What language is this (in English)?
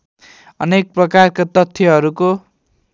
Nepali